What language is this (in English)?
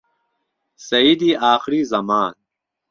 Central Kurdish